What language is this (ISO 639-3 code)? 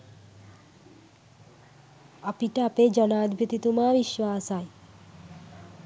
sin